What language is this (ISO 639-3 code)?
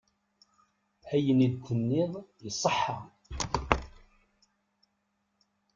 kab